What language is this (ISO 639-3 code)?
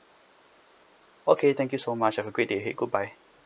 eng